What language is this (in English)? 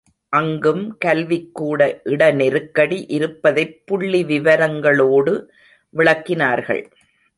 Tamil